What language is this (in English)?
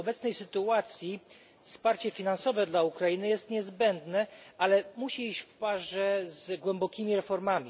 Polish